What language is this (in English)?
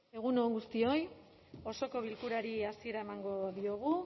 Basque